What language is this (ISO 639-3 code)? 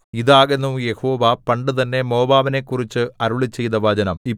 mal